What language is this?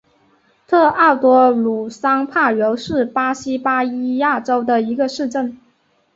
Chinese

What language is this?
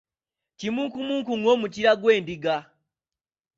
Ganda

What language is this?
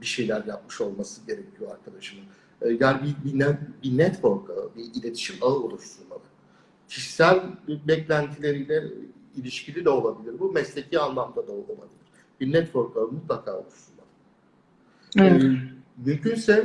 Turkish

